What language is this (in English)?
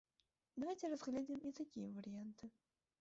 Belarusian